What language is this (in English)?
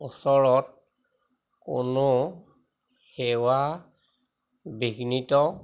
Assamese